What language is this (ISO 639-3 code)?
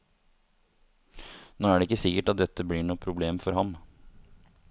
nor